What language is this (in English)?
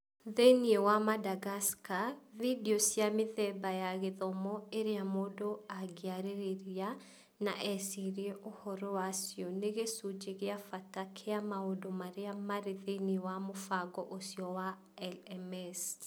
Kikuyu